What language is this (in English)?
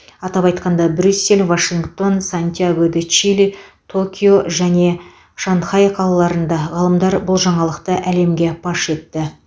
Kazakh